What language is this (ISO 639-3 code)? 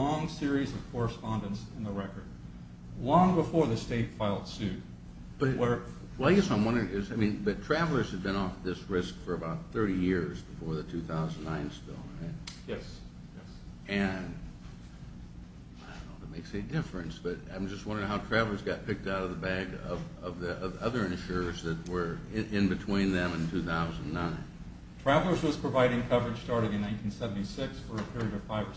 eng